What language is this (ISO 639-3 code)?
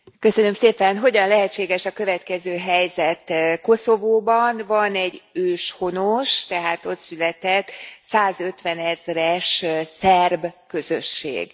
hun